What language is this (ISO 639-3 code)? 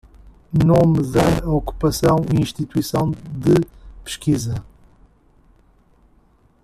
por